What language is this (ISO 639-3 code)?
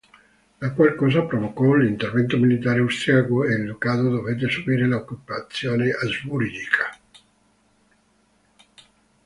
ita